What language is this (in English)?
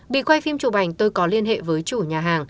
Vietnamese